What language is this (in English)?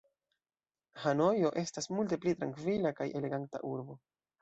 Esperanto